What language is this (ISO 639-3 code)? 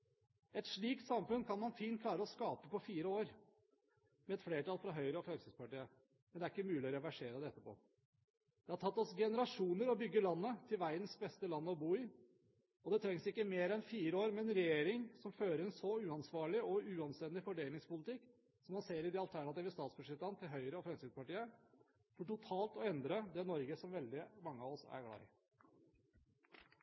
nob